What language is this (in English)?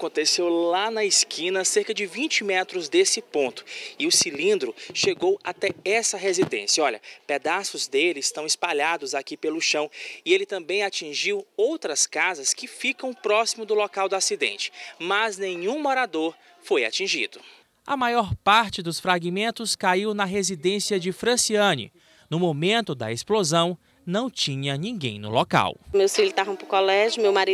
Portuguese